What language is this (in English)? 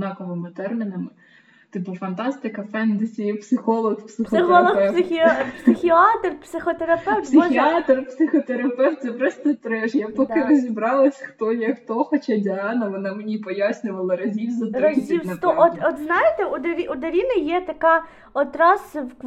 Ukrainian